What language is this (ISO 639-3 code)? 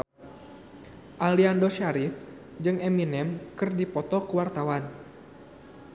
sun